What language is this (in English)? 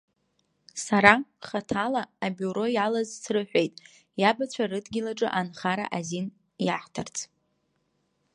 Abkhazian